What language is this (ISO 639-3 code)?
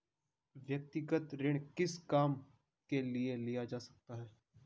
hin